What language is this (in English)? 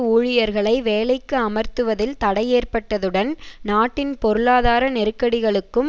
Tamil